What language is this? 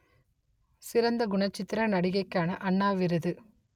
Tamil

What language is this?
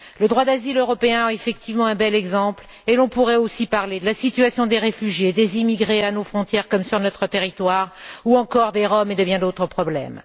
French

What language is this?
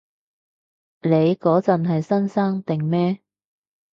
Cantonese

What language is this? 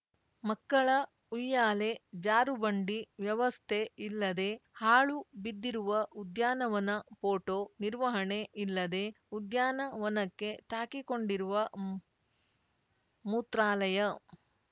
Kannada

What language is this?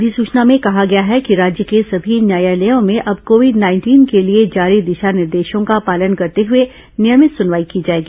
Hindi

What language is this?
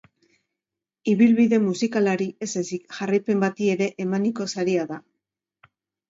Basque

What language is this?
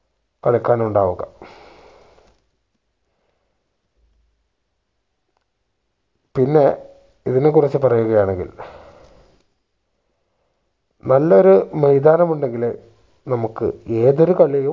Malayalam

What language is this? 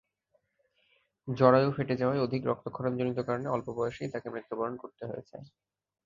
Bangla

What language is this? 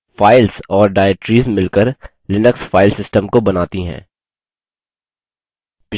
Hindi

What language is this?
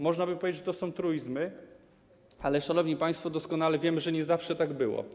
Polish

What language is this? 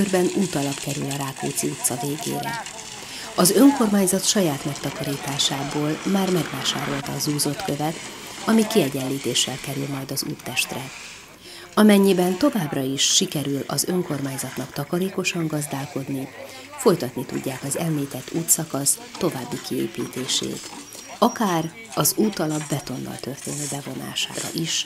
Hungarian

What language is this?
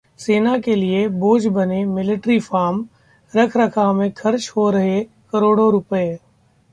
Hindi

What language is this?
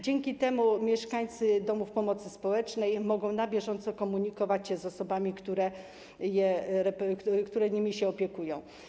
Polish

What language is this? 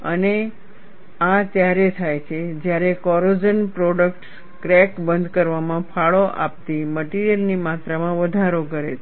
Gujarati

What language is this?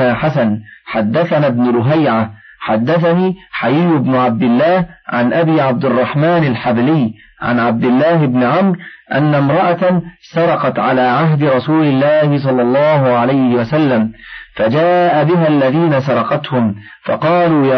Arabic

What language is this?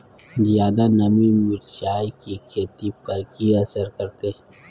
Maithili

